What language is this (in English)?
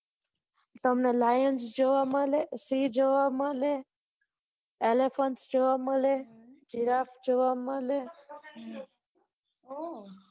Gujarati